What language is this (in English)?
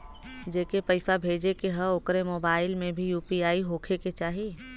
Bhojpuri